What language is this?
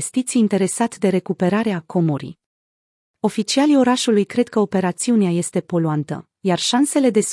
Romanian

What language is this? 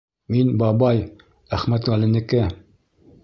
Bashkir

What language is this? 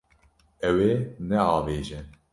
Kurdish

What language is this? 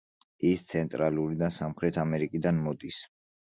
Georgian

